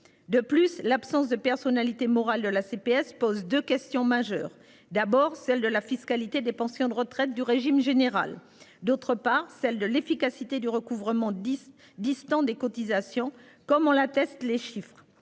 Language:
French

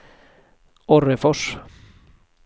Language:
Swedish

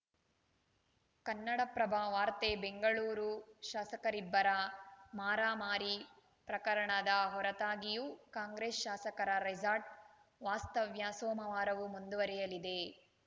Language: Kannada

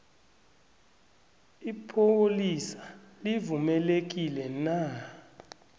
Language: South Ndebele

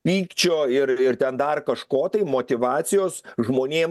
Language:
Lithuanian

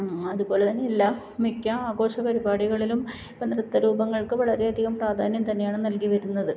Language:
Malayalam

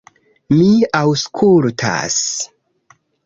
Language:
Esperanto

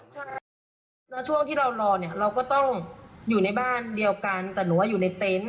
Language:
Thai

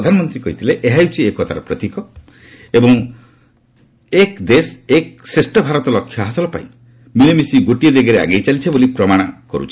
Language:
Odia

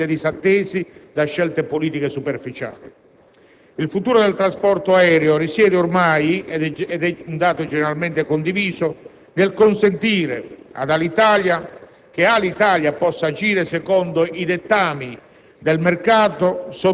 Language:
Italian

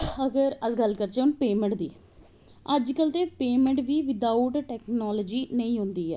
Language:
Dogri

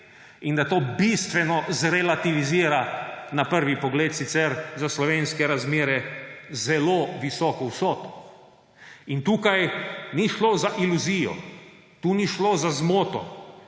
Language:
Slovenian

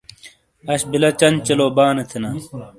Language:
Shina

